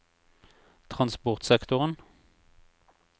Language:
Norwegian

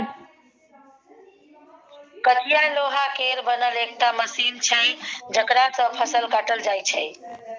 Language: Maithili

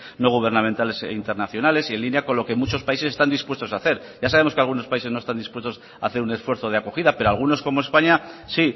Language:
Spanish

